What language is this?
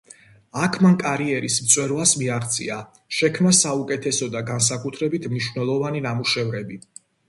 Georgian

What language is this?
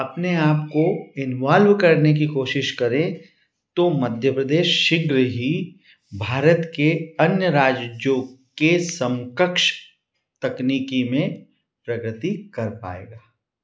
Hindi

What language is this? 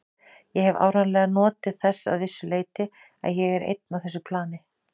Icelandic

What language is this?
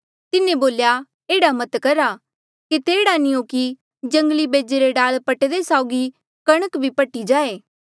Mandeali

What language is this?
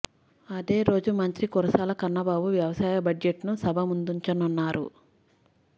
Telugu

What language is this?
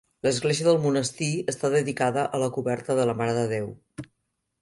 Catalan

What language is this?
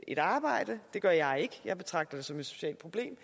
Danish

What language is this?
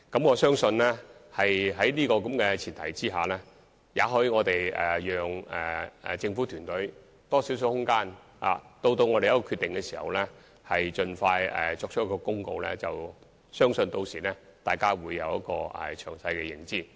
Cantonese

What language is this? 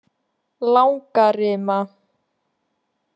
Icelandic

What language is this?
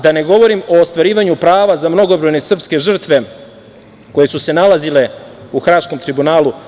Serbian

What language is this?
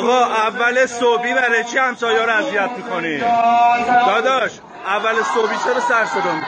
Persian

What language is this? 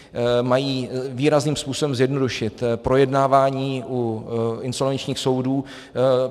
Czech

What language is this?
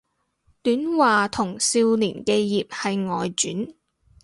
Cantonese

